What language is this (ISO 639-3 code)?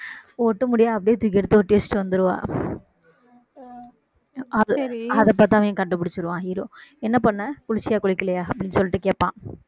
tam